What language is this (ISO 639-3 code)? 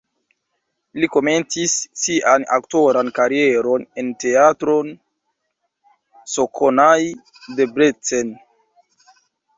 epo